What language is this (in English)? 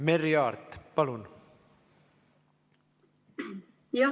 Estonian